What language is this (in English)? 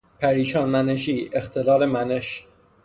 Persian